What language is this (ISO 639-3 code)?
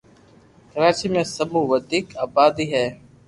lrk